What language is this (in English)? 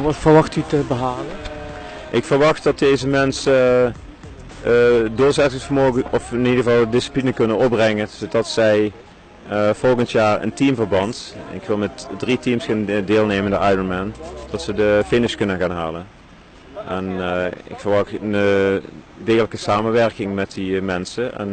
Dutch